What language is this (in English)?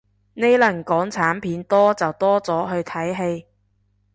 Cantonese